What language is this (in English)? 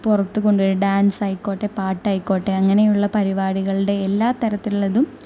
Malayalam